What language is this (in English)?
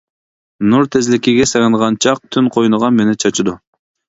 Uyghur